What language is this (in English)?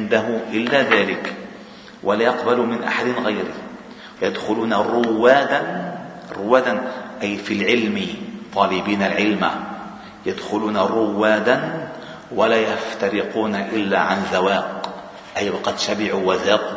Arabic